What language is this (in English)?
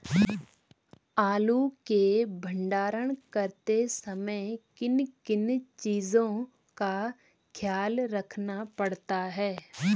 Hindi